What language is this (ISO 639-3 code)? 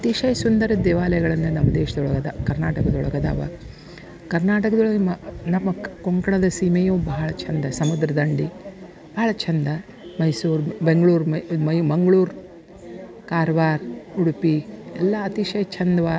kan